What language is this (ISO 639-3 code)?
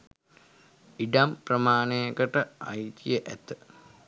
sin